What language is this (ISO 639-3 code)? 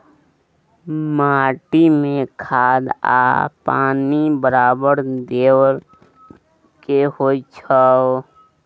mai